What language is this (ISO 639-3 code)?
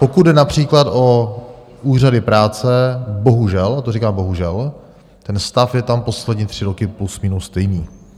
ces